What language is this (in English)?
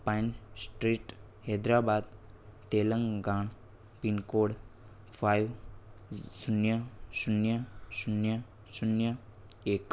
Gujarati